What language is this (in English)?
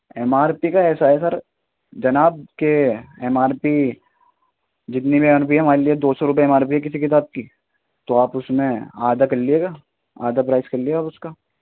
Urdu